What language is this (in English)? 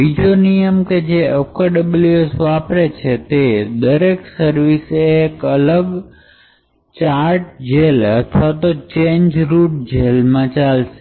Gujarati